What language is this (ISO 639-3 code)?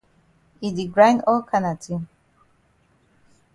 wes